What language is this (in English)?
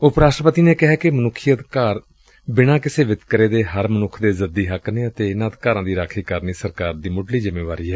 Punjabi